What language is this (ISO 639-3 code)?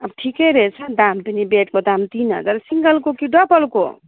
nep